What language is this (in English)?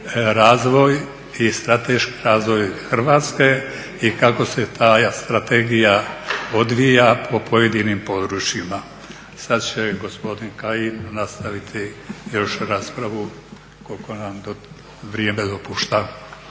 Croatian